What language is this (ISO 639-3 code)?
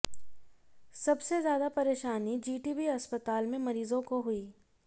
hin